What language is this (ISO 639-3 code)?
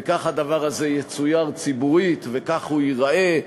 heb